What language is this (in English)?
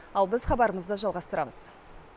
Kazakh